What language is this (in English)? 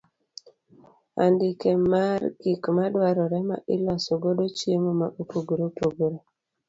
Luo (Kenya and Tanzania)